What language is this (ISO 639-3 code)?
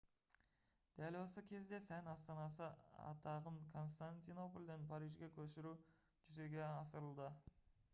kaz